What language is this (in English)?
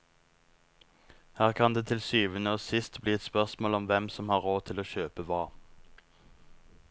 Norwegian